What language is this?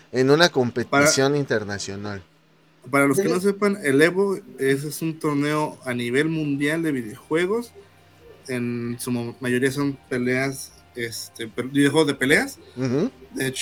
Spanish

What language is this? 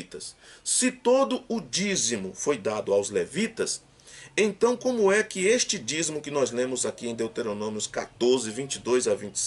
Portuguese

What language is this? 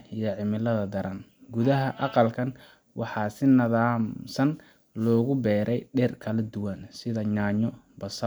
Somali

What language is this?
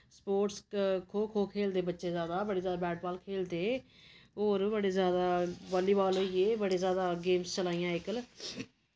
Dogri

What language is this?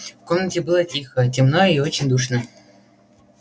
Russian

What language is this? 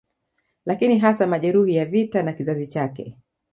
Swahili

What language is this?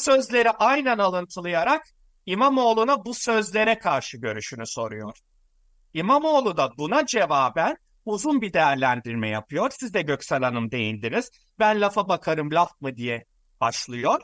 Turkish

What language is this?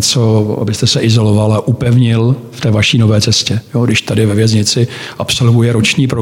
Czech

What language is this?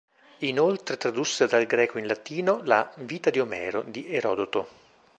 Italian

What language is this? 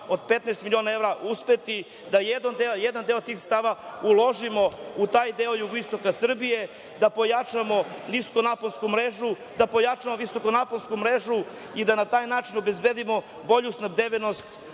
Serbian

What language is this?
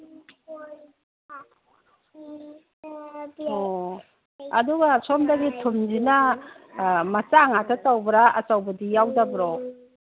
Manipuri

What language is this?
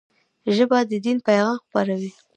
Pashto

